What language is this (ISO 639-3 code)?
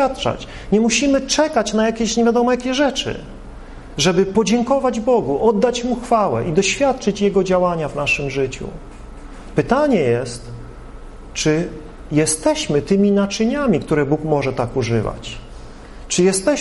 pol